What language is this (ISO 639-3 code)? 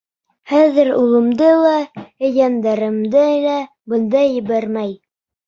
bak